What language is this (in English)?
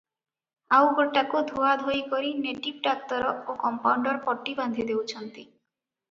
Odia